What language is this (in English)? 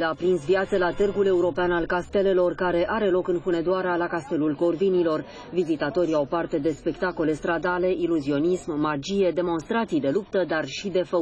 Romanian